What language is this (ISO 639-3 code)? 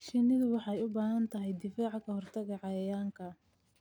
som